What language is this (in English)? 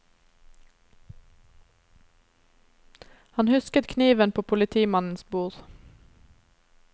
Norwegian